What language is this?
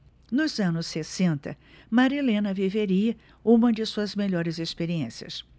Portuguese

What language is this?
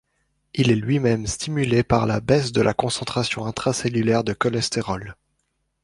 French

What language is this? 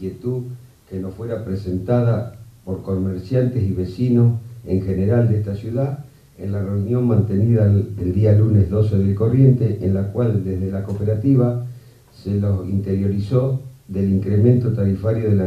Spanish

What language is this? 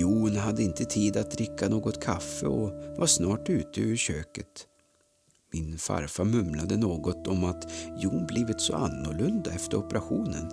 Swedish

